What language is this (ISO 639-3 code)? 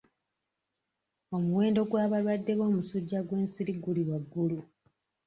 lug